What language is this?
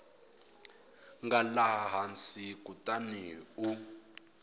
Tsonga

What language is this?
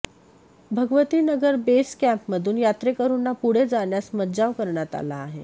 Marathi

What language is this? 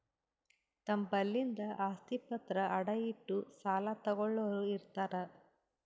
Kannada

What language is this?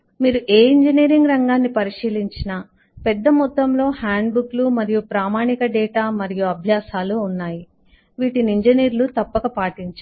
Telugu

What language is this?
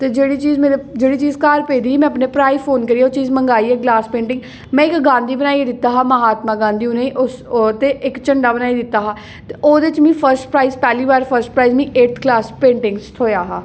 Dogri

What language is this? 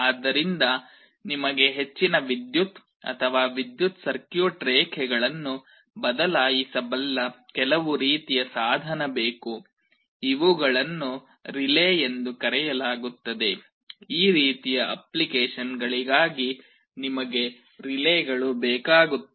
Kannada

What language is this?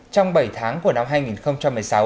Vietnamese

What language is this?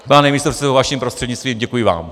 Czech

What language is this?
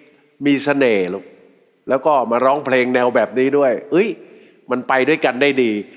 Thai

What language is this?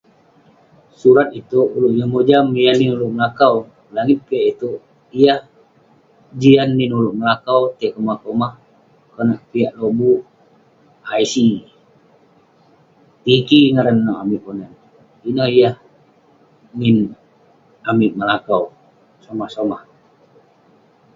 Western Penan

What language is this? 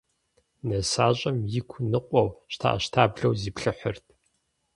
Kabardian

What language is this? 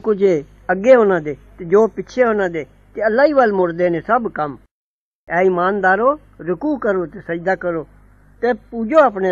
Punjabi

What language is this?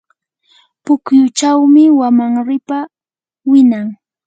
Yanahuanca Pasco Quechua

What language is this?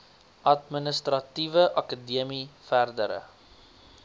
Afrikaans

